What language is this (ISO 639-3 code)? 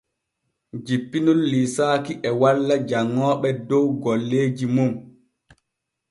fue